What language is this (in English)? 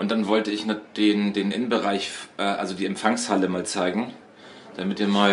German